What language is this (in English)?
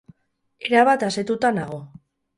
Basque